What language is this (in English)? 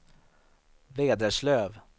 Swedish